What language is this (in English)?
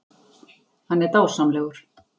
Icelandic